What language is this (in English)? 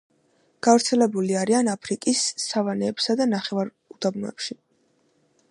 Georgian